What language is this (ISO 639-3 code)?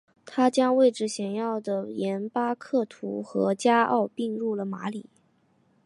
zho